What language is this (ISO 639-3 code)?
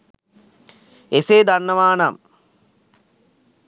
sin